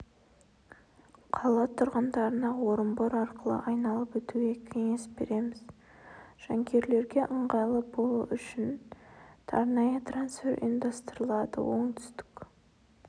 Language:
Kazakh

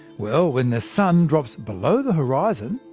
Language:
English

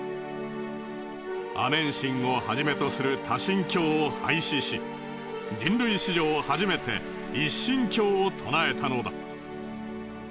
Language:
Japanese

